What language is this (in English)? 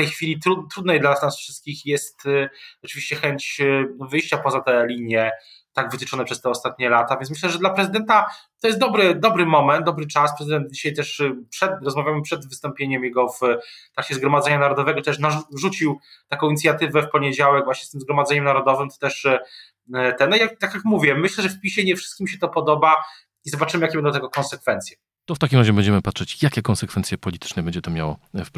Polish